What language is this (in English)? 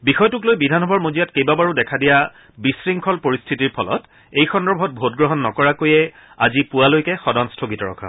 Assamese